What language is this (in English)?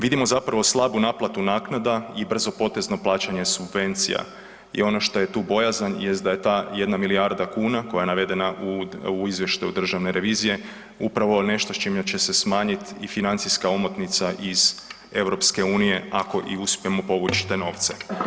Croatian